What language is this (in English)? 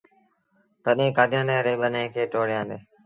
Sindhi Bhil